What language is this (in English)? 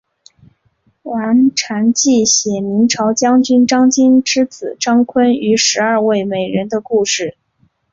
Chinese